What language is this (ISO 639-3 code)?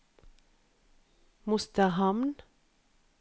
nor